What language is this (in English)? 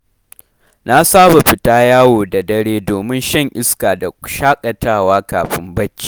Hausa